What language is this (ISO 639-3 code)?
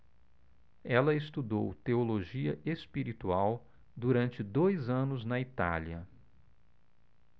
por